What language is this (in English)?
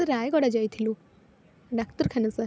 Odia